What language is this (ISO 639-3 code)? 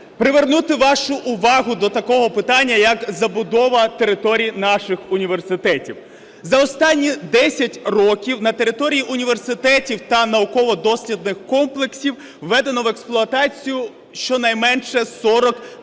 ukr